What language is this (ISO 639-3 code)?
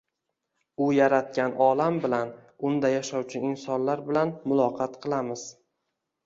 uzb